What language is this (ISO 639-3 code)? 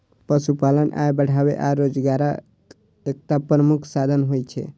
mai